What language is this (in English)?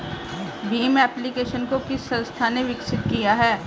Hindi